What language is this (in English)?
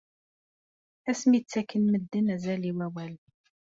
Kabyle